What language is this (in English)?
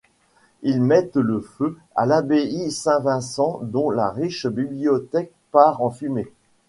French